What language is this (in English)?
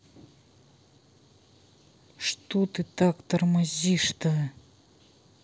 Russian